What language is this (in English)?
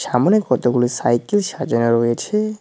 Bangla